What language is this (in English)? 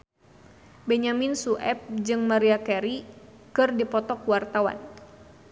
Sundanese